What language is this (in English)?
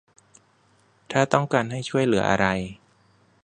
Thai